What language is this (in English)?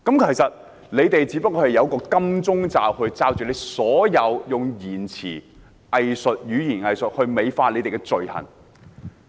Cantonese